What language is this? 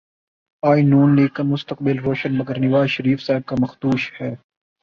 Urdu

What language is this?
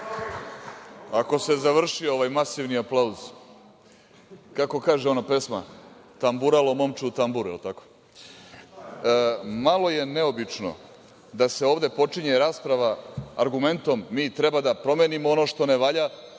Serbian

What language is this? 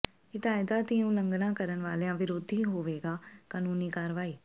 Punjabi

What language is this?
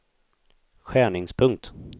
Swedish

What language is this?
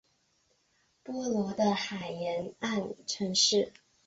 Chinese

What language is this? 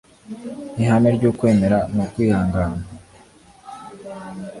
Kinyarwanda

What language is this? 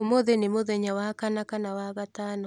Kikuyu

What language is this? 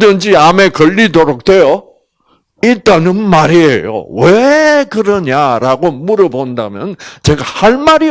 Korean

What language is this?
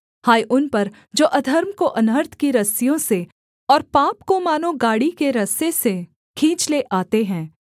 Hindi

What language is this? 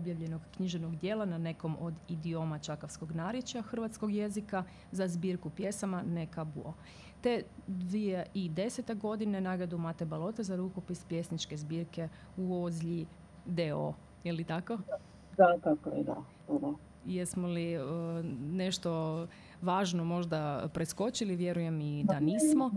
Croatian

